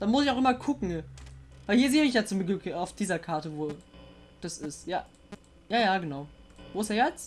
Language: German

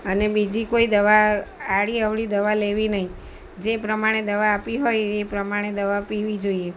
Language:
Gujarati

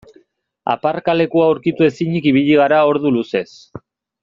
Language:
Basque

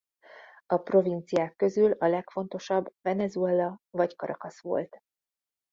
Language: Hungarian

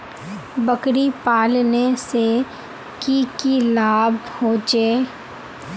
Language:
Magahi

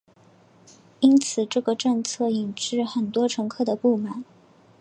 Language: Chinese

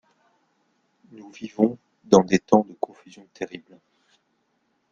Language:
French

